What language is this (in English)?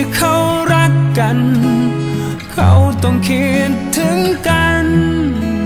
Thai